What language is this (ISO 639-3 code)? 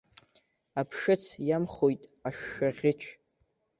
abk